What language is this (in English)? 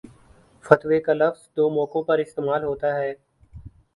Urdu